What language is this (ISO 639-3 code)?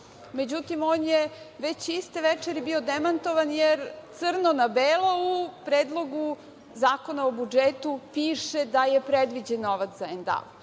srp